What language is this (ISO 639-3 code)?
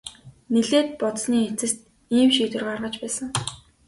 mon